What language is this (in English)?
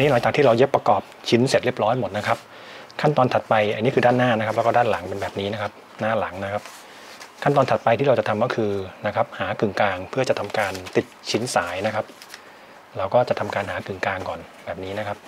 Thai